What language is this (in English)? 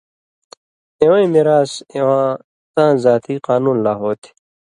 Indus Kohistani